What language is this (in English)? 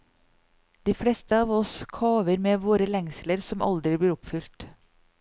Norwegian